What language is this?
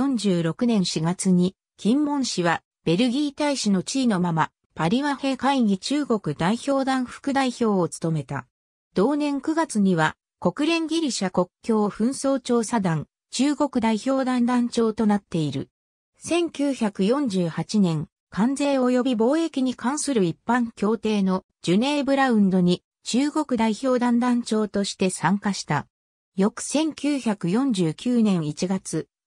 Japanese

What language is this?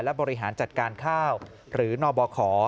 Thai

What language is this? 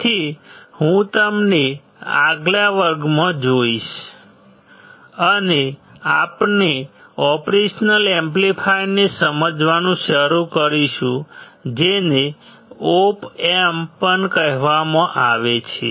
Gujarati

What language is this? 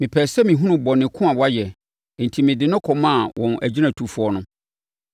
Akan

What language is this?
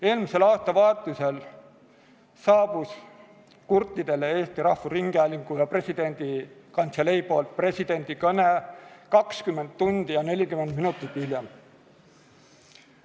Estonian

